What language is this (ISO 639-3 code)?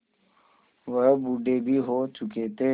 hin